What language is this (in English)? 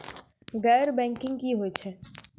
Maithili